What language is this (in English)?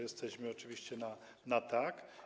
Polish